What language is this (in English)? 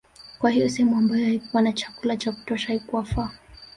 Swahili